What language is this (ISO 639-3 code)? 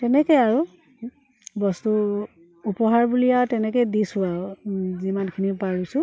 asm